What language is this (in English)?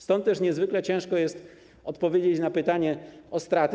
Polish